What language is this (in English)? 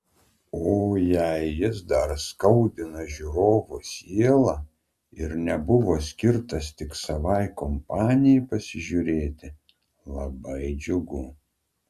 Lithuanian